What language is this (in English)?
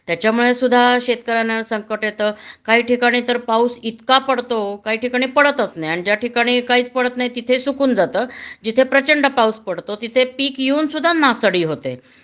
Marathi